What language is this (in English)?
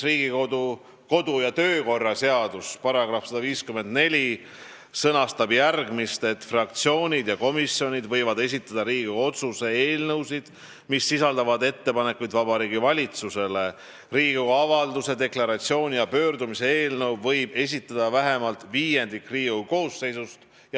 Estonian